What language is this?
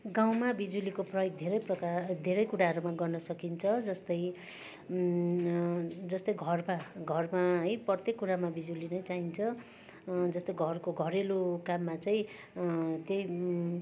Nepali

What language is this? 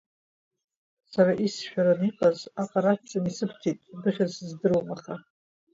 Abkhazian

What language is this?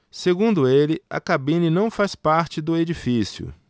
Portuguese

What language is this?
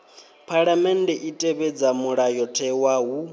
Venda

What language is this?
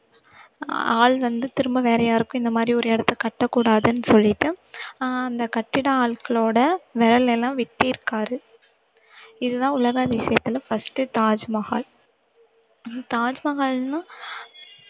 Tamil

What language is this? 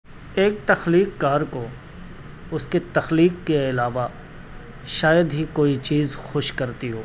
Urdu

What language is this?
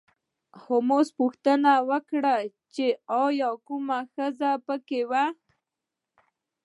Pashto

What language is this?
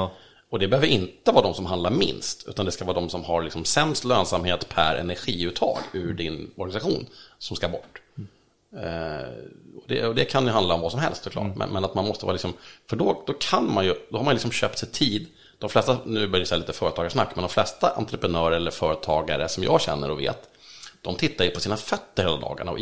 Swedish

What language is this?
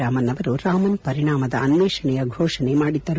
Kannada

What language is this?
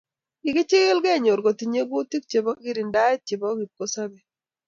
Kalenjin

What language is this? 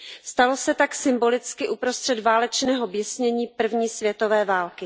Czech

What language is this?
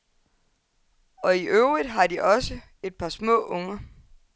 Danish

